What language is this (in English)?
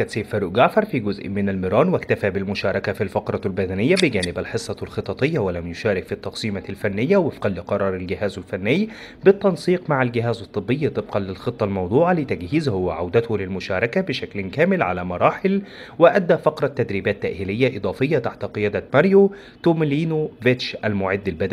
Arabic